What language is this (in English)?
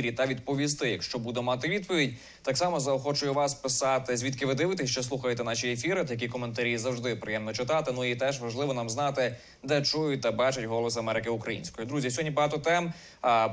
Ukrainian